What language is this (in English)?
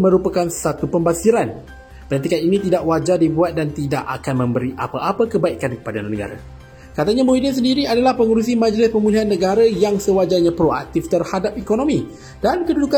Malay